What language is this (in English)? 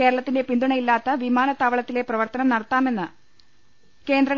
Malayalam